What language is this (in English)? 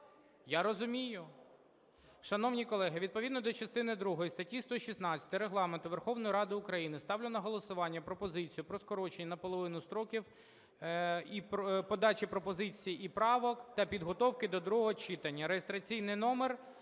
Ukrainian